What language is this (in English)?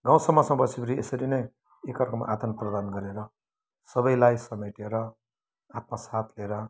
Nepali